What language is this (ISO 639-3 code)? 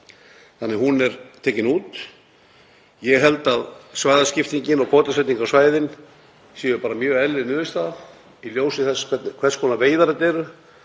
isl